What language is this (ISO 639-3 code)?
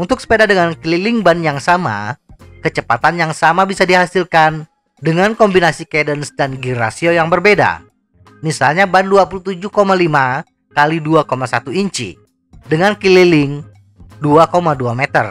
ind